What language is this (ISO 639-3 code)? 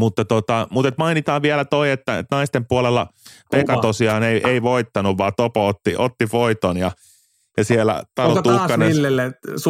fin